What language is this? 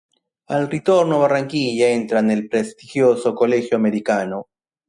Italian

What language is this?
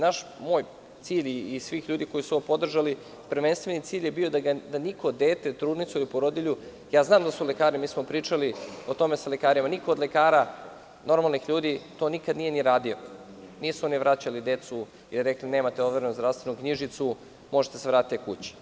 Serbian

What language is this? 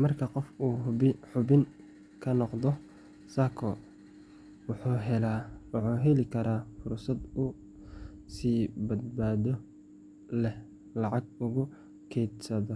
Somali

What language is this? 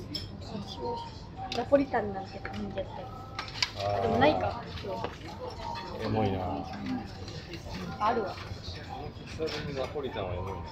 Japanese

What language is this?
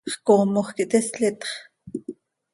Seri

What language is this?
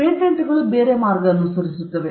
Kannada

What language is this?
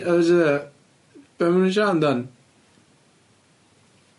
Welsh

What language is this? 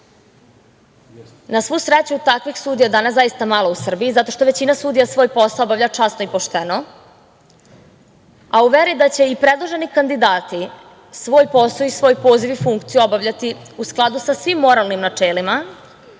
Serbian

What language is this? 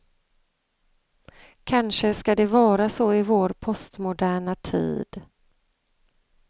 Swedish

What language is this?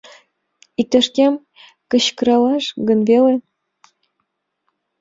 Mari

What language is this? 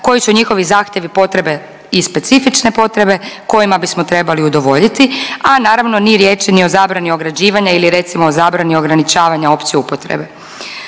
Croatian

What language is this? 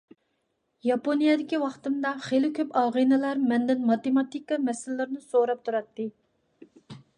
Uyghur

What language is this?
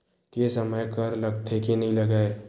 Chhattisgarhi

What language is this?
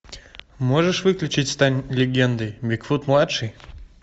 Russian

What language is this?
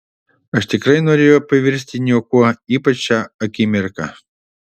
Lithuanian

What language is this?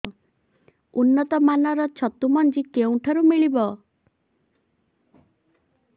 Odia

